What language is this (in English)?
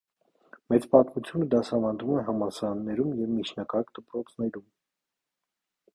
Armenian